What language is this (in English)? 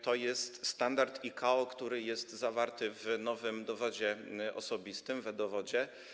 Polish